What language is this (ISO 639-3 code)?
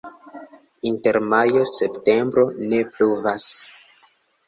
epo